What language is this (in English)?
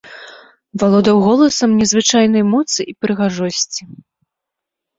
Belarusian